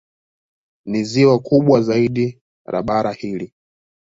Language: Swahili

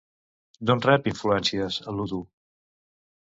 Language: Catalan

